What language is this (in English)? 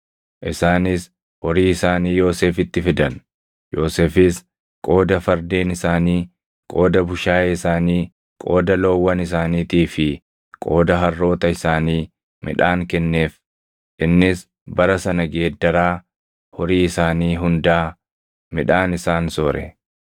Oromo